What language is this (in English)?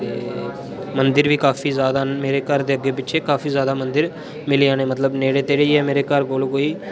Dogri